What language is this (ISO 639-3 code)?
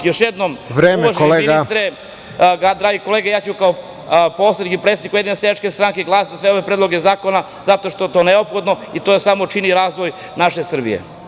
srp